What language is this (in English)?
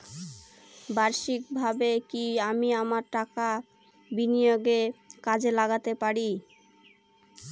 Bangla